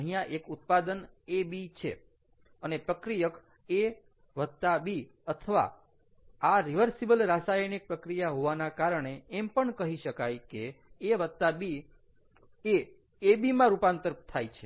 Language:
Gujarati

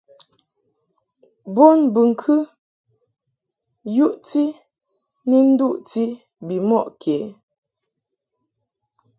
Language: Mungaka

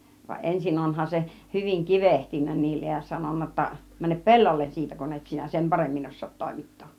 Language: Finnish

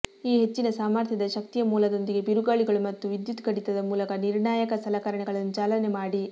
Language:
Kannada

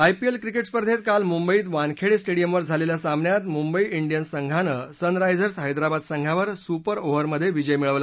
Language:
Marathi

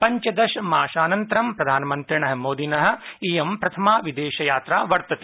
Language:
Sanskrit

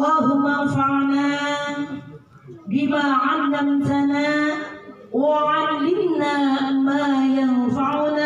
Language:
Indonesian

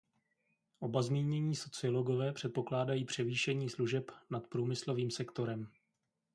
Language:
Czech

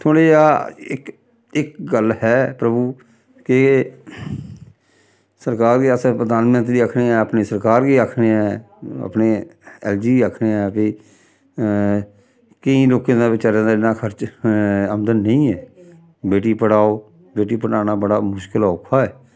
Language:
Dogri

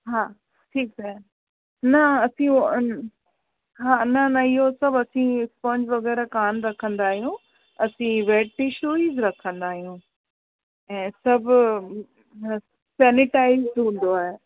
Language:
Sindhi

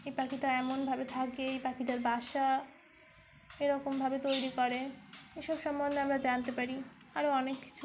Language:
Bangla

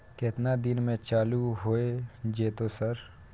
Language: Maithili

